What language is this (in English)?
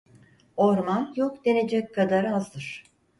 Turkish